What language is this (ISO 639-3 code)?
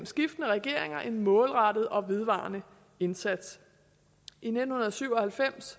dan